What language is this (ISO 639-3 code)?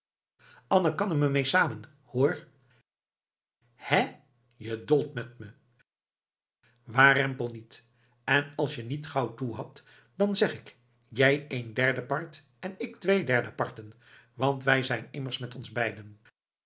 nld